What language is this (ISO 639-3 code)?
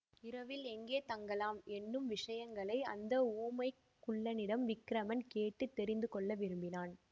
tam